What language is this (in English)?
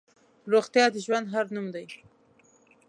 Pashto